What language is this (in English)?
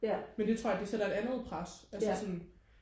Danish